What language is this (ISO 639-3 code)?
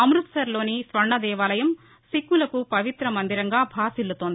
tel